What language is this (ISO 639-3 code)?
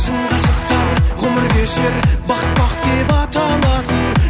kaz